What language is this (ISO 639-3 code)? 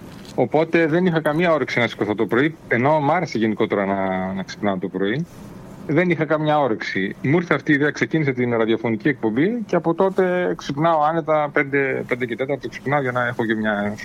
ell